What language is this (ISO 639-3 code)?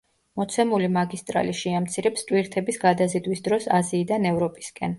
kat